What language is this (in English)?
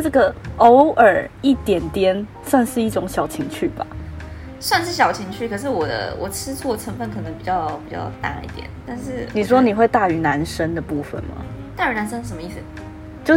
Chinese